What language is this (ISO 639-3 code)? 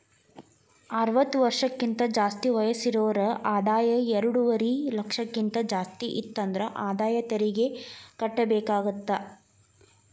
kan